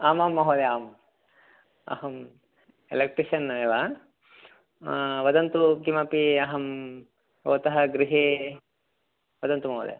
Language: Sanskrit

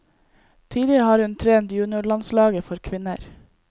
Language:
Norwegian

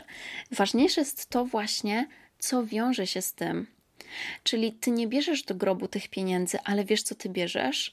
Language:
Polish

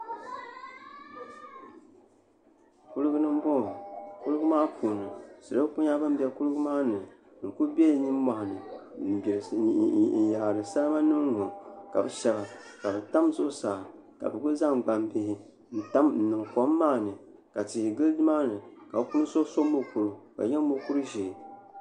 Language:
Dagbani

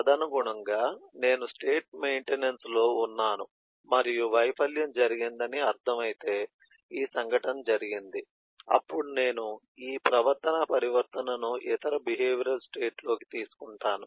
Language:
Telugu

